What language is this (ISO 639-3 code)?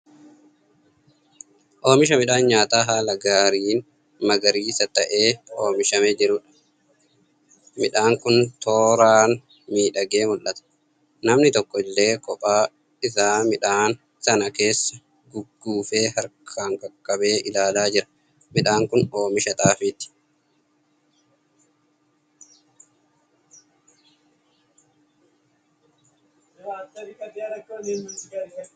orm